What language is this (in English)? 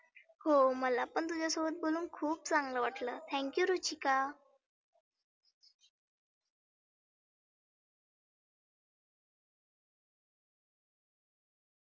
Marathi